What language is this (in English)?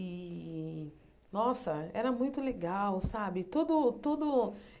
Portuguese